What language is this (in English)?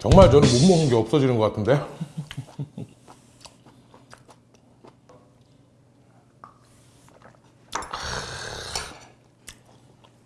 Korean